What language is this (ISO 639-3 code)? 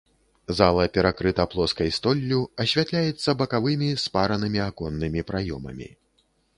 bel